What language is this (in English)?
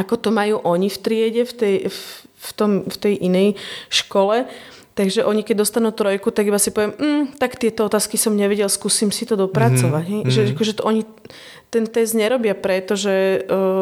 Slovak